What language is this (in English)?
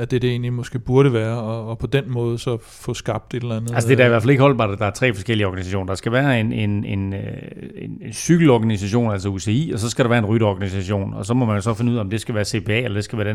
Danish